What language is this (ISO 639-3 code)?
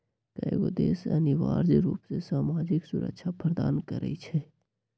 mag